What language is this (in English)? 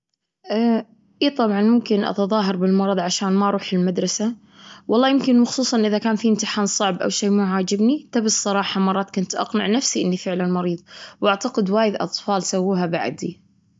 Gulf Arabic